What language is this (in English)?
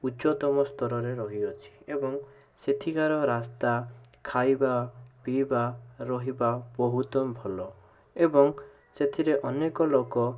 Odia